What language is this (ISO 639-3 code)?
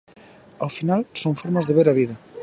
glg